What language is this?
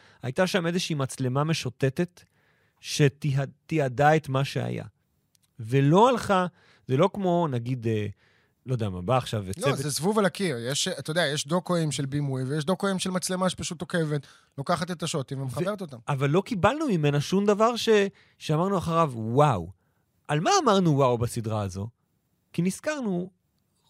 Hebrew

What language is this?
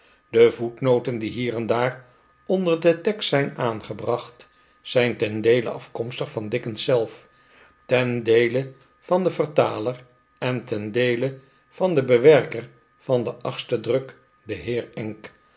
Dutch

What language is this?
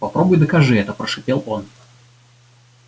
Russian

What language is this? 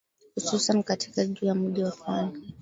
Swahili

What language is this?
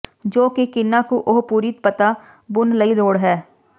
Punjabi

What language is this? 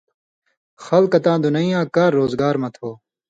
Indus Kohistani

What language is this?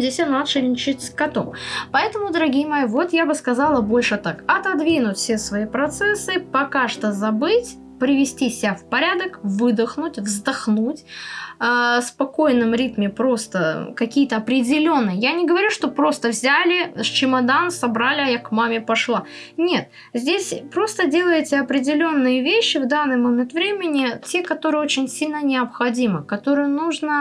Russian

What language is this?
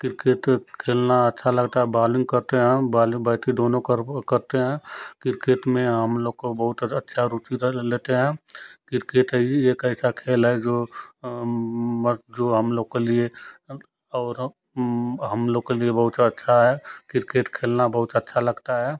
Hindi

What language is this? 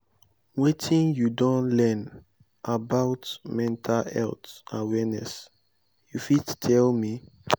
Nigerian Pidgin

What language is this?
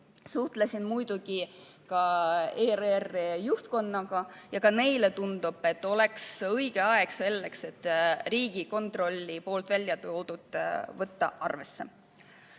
Estonian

